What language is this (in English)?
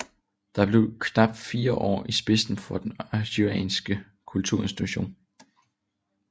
Danish